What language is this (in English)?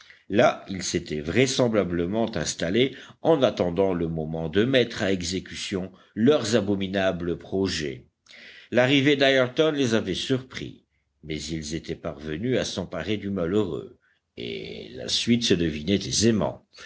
French